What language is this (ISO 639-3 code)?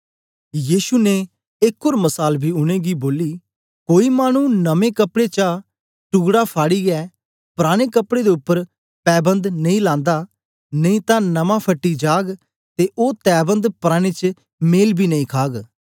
doi